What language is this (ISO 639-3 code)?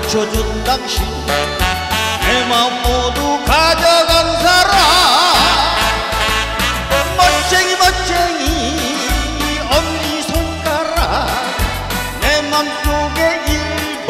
kor